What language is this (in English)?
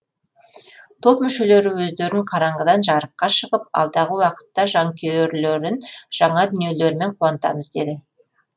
Kazakh